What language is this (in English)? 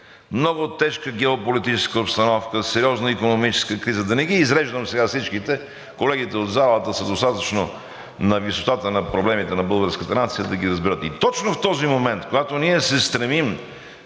Bulgarian